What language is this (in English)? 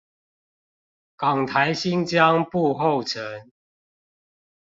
Chinese